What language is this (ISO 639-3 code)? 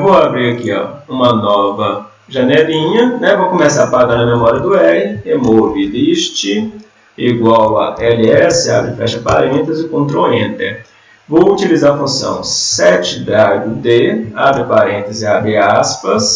por